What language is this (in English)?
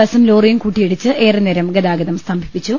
Malayalam